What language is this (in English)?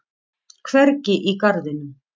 Icelandic